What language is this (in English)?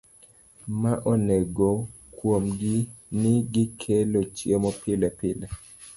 Luo (Kenya and Tanzania)